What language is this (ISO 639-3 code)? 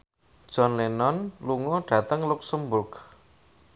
jav